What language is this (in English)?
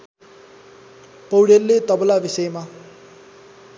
Nepali